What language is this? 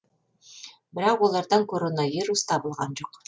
Kazakh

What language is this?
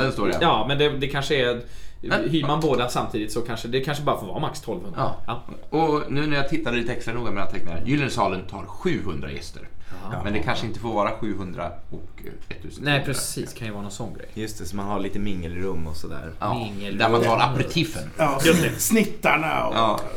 Swedish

